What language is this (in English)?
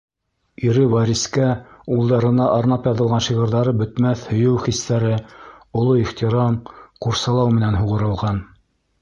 Bashkir